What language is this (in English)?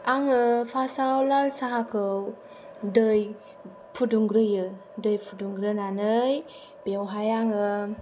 Bodo